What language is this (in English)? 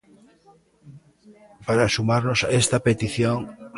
Galician